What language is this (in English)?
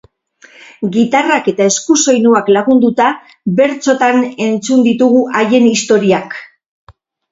Basque